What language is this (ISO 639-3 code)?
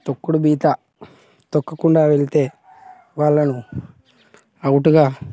tel